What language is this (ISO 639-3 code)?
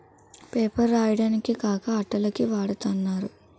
tel